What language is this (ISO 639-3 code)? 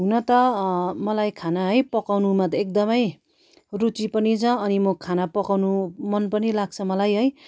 nep